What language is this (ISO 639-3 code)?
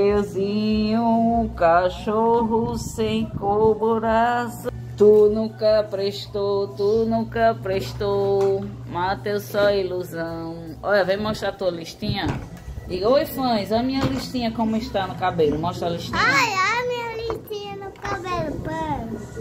por